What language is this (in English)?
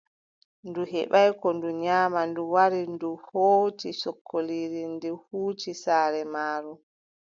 Adamawa Fulfulde